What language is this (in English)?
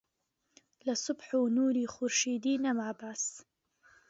Central Kurdish